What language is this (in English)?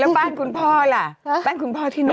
Thai